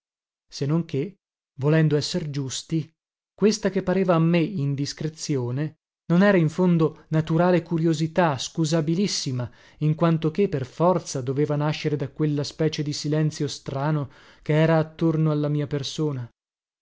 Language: Italian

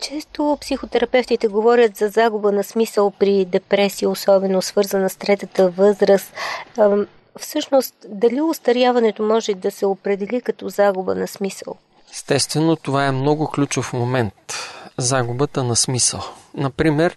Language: Bulgarian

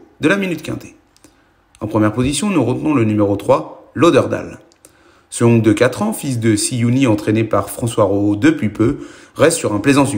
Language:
French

